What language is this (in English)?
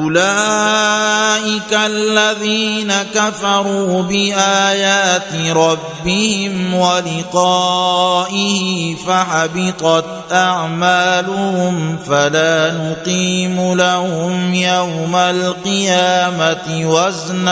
Arabic